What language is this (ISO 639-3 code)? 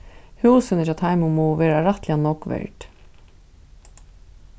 fao